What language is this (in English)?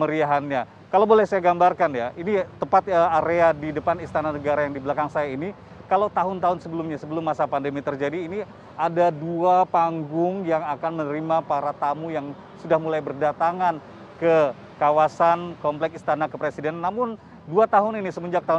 Indonesian